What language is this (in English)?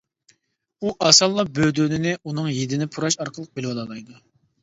Uyghur